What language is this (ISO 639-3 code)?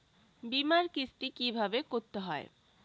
ben